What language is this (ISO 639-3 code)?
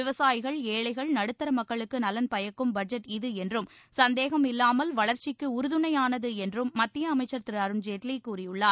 tam